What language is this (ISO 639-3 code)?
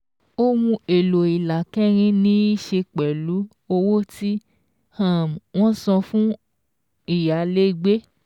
yor